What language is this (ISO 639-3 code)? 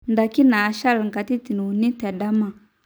mas